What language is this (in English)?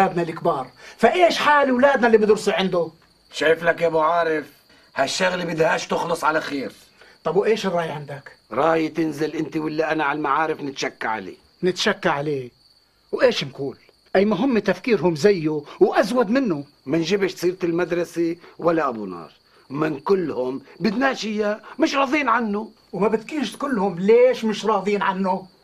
Arabic